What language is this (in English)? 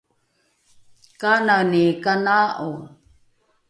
Rukai